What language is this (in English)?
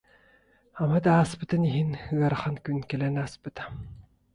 Yakut